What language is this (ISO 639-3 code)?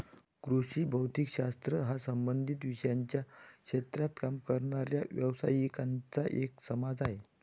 mar